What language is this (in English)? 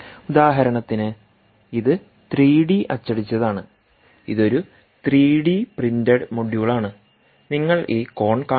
Malayalam